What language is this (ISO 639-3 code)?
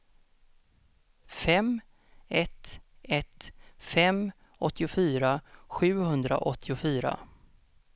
swe